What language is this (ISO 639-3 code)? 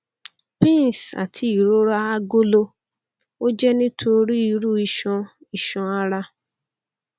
yor